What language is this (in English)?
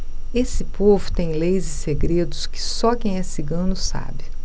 Portuguese